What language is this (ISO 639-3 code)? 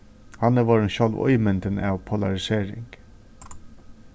fao